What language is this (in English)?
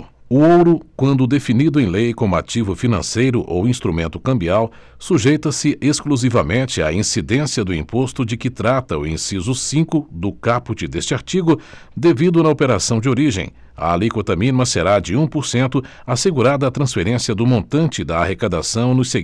Portuguese